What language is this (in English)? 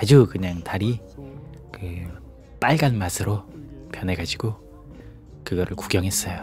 Korean